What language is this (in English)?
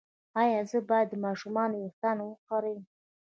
Pashto